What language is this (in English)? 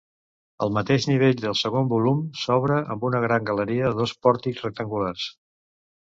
Catalan